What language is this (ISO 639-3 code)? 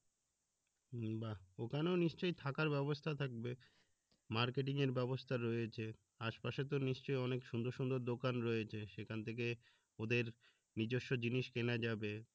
ben